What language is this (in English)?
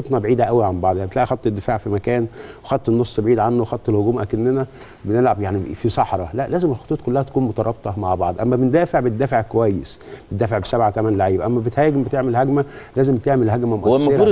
Arabic